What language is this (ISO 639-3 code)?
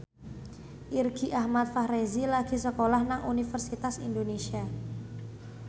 jav